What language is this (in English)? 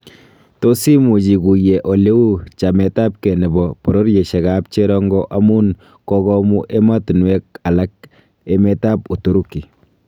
Kalenjin